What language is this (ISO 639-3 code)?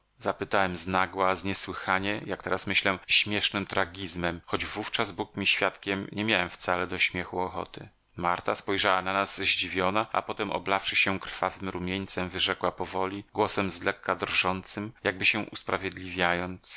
pol